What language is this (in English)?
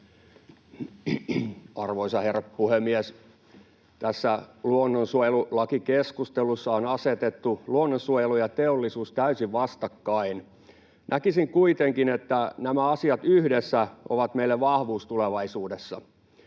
Finnish